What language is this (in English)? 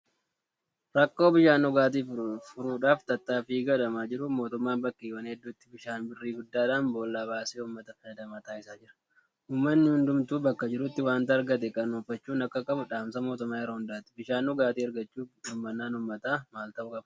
Oromo